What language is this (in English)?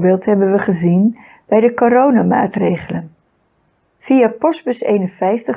Dutch